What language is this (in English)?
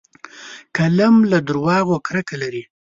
Pashto